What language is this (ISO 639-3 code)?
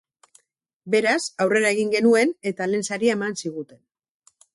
eus